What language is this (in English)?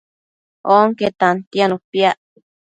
Matsés